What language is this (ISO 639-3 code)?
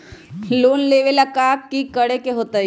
mag